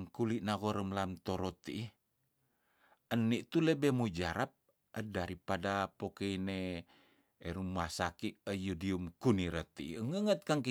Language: Tondano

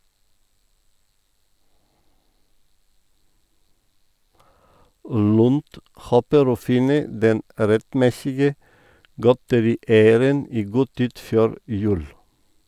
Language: Norwegian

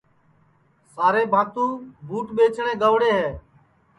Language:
Sansi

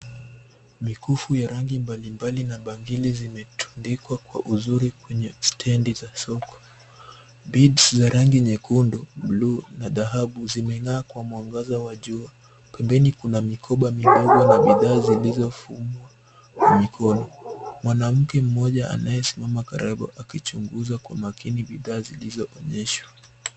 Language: Swahili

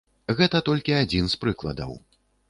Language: Belarusian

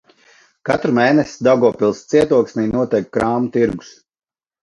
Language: Latvian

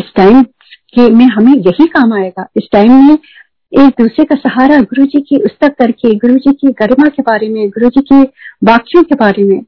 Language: Hindi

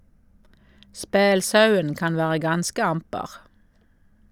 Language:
Norwegian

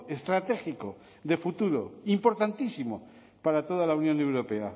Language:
Spanish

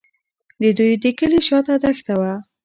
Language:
Pashto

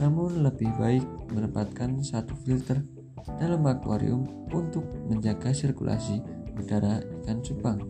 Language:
Indonesian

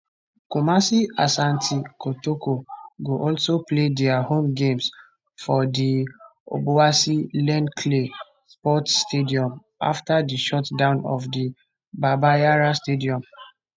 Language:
Nigerian Pidgin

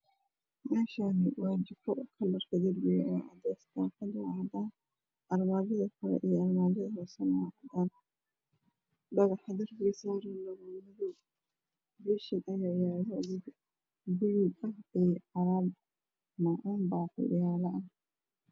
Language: Somali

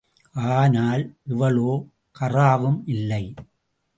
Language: Tamil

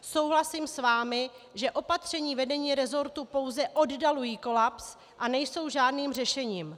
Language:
Czech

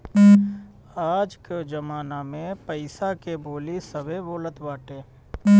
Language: Bhojpuri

